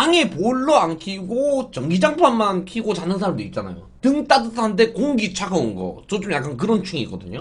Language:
Korean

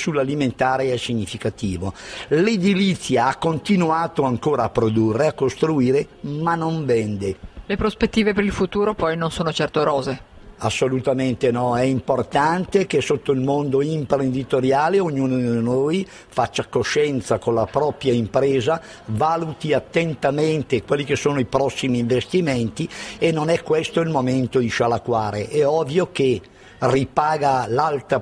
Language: Italian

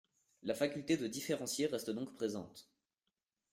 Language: French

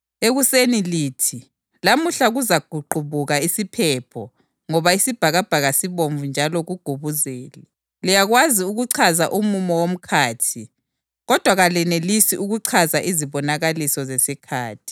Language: North Ndebele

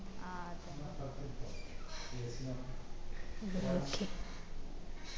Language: Malayalam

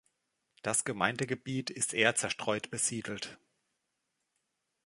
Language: German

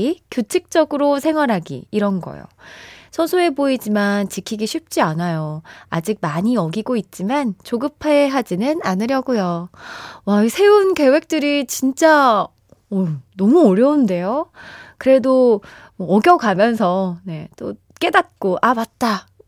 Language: Korean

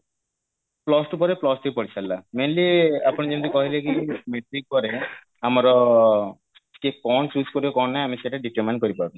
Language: Odia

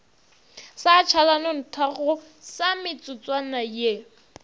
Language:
Northern Sotho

